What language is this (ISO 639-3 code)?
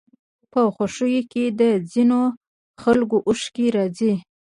pus